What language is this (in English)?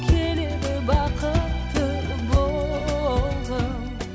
Kazakh